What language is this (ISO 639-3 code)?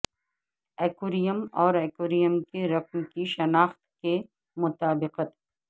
urd